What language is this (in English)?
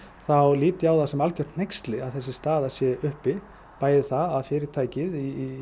Icelandic